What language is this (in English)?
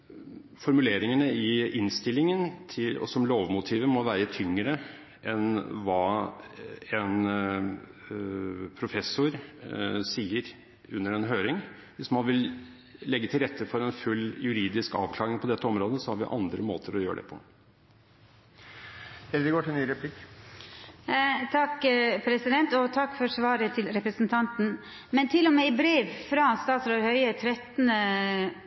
Norwegian